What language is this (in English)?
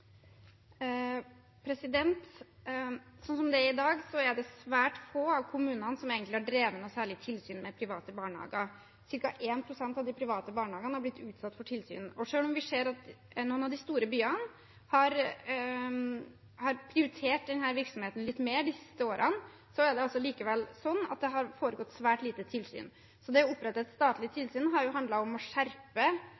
Norwegian Bokmål